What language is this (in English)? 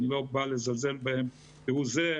Hebrew